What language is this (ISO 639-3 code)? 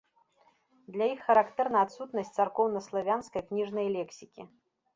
bel